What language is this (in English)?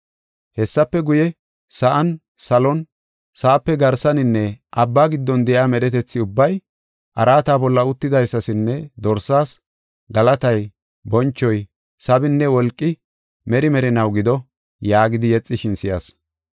Gofa